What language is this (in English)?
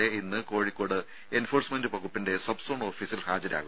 Malayalam